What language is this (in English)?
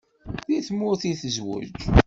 Kabyle